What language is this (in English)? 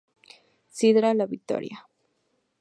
Spanish